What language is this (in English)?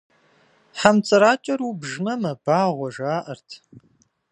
Kabardian